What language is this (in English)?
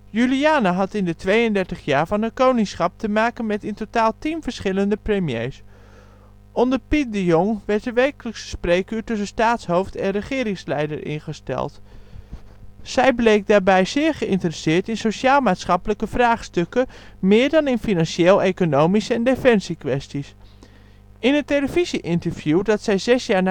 Dutch